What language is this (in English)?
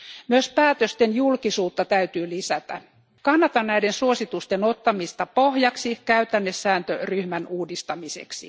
Finnish